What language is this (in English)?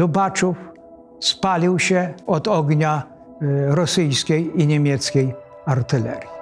Polish